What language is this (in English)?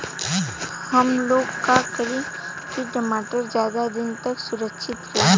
Bhojpuri